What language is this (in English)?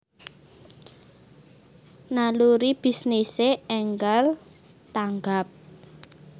Javanese